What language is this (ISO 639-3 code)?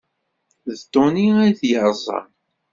kab